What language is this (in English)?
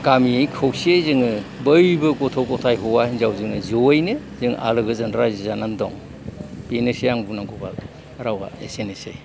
Bodo